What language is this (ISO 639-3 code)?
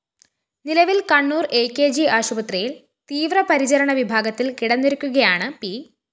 mal